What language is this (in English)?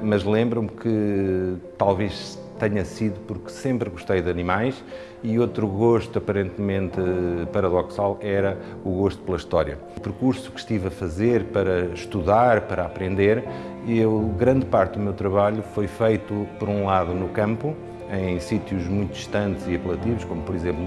Portuguese